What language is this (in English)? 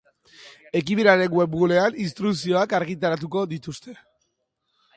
Basque